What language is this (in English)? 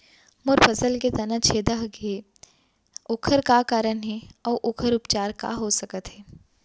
Chhattisgarhi